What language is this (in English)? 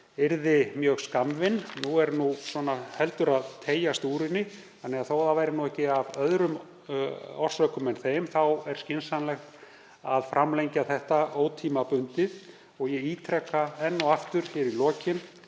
Icelandic